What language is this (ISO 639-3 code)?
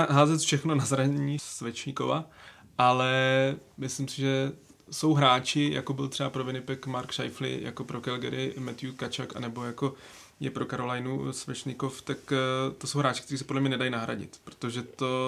ces